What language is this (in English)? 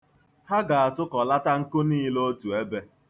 Igbo